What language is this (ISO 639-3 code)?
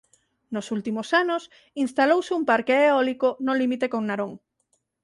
glg